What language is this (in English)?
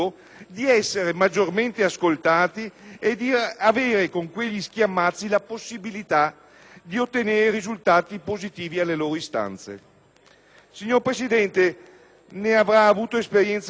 Italian